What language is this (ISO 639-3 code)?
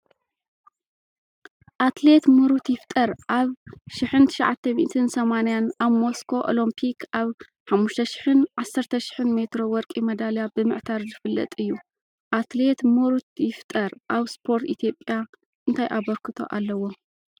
tir